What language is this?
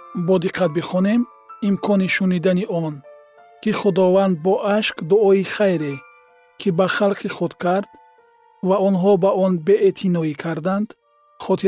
Persian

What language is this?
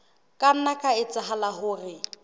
Southern Sotho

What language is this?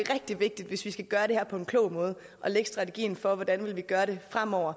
Danish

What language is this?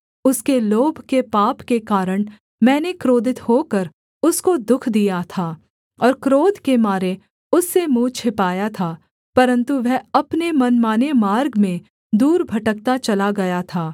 Hindi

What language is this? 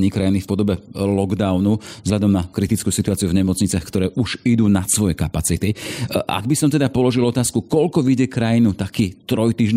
Slovak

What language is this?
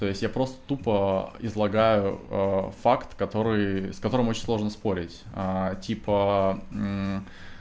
Russian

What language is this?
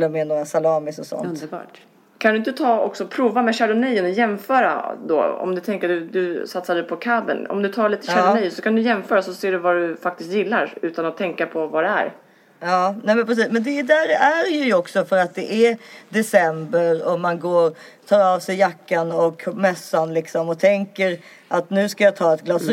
Swedish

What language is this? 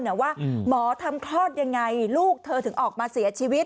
Thai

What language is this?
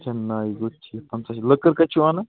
Kashmiri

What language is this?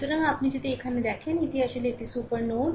Bangla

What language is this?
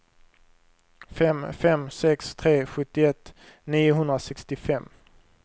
Swedish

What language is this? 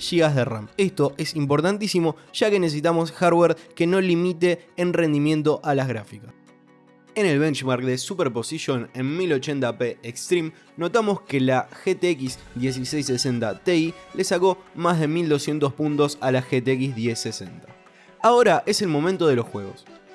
Spanish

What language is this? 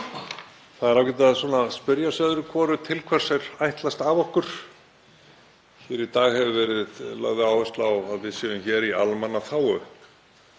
Icelandic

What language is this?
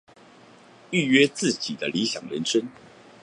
Chinese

